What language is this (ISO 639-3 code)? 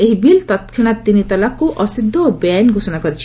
ori